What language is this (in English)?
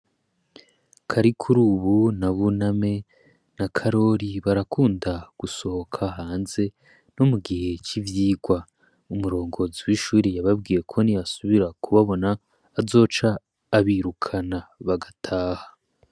Rundi